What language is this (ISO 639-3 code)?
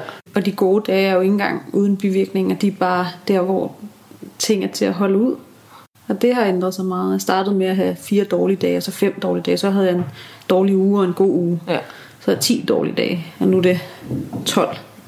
dan